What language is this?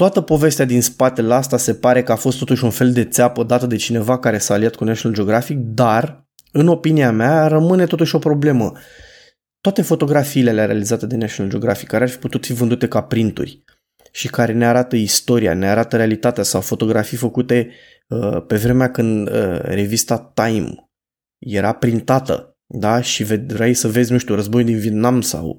Romanian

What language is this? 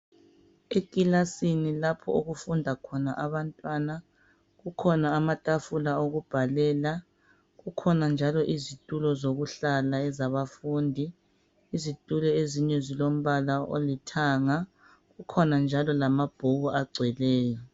North Ndebele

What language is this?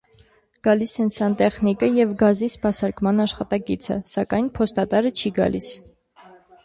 Armenian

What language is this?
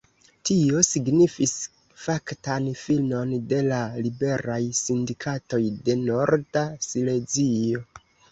Esperanto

